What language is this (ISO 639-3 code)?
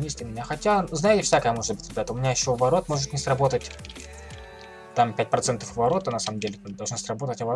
rus